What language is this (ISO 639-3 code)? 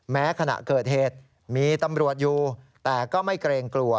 tha